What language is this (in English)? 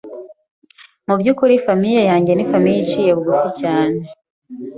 Kinyarwanda